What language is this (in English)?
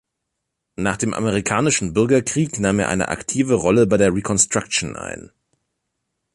German